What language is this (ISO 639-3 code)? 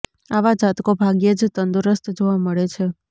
guj